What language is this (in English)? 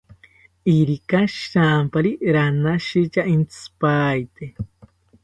South Ucayali Ashéninka